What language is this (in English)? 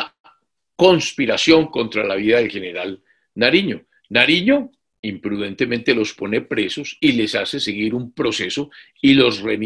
Spanish